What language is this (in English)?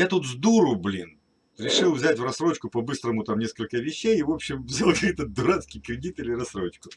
Russian